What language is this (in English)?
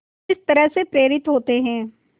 Hindi